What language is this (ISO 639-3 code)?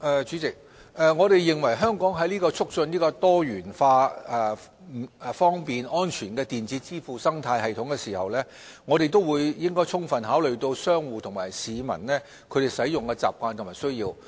yue